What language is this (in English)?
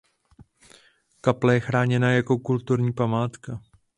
Czech